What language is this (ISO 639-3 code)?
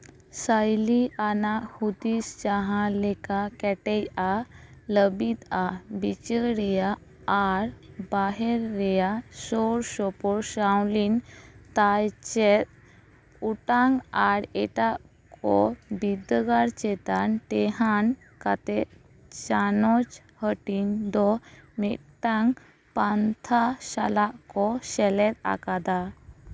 sat